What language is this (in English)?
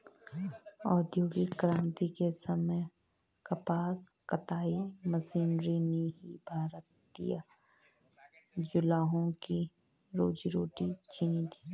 Hindi